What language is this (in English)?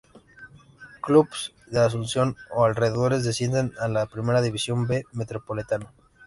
Spanish